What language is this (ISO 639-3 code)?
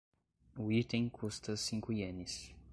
por